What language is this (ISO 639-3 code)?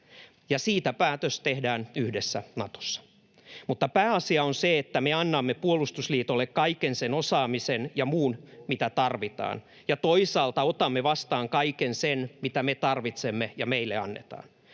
fin